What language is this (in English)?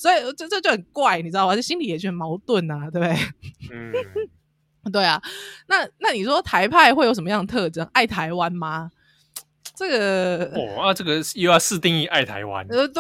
Chinese